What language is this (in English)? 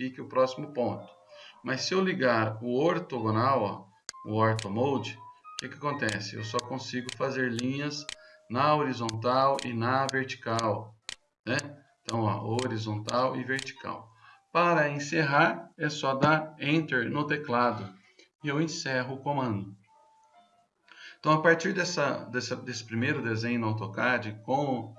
Portuguese